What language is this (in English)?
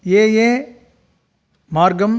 Sanskrit